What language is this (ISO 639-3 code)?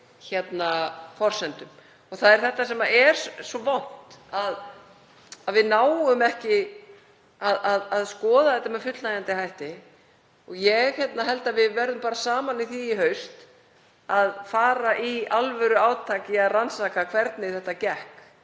isl